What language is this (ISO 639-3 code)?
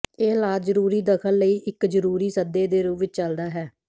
pan